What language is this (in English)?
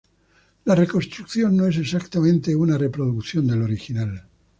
Spanish